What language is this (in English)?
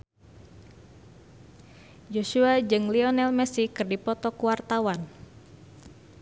Sundanese